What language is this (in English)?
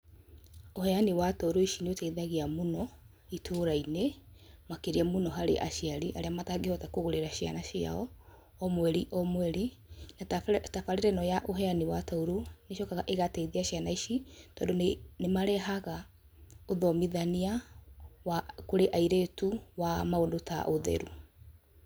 Kikuyu